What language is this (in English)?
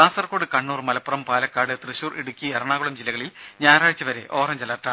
Malayalam